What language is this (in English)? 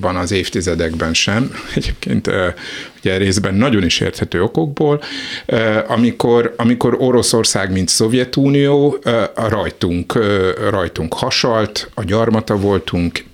Hungarian